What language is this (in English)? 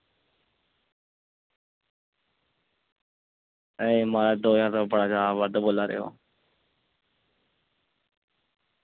Dogri